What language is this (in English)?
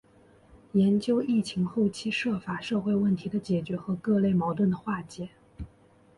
Chinese